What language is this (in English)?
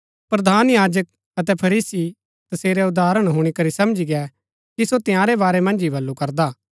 Gaddi